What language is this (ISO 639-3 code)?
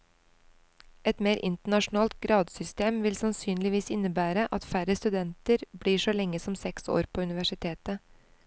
nor